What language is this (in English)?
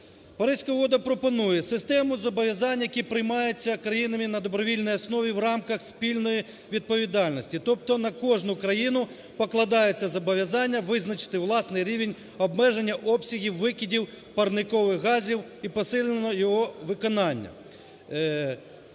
Ukrainian